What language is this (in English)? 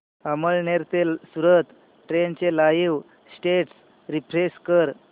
Marathi